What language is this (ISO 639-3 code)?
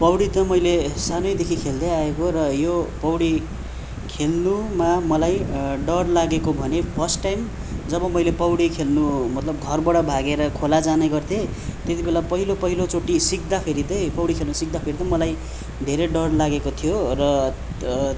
nep